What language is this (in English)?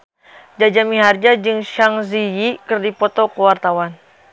Sundanese